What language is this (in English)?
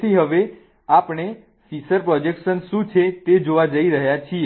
Gujarati